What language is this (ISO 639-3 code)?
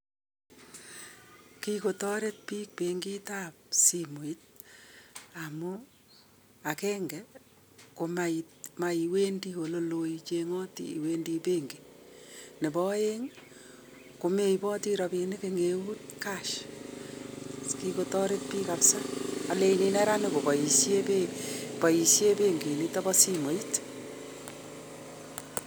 kln